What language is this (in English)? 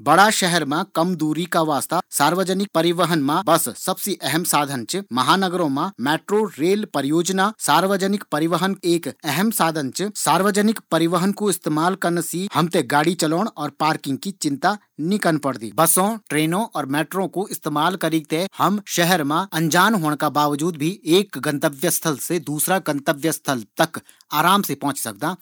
Garhwali